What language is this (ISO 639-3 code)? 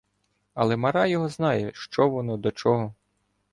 ukr